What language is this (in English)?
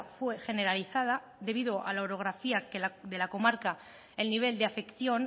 Spanish